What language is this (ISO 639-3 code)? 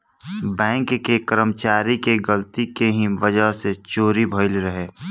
bho